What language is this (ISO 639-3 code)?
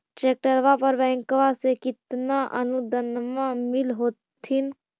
mag